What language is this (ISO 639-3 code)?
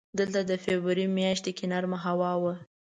pus